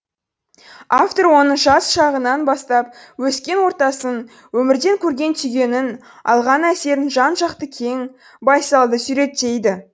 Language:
Kazakh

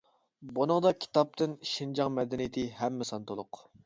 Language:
Uyghur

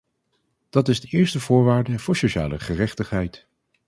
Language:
Dutch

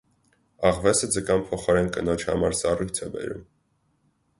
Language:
Armenian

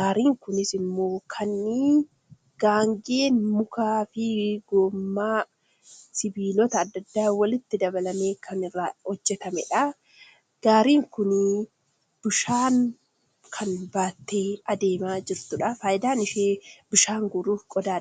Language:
Oromo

